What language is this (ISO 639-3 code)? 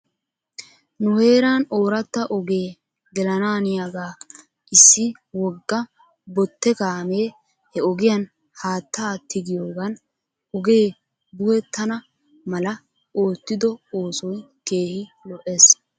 wal